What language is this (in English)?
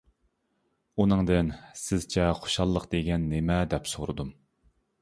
Uyghur